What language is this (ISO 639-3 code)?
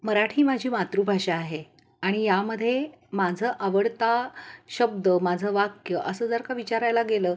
mar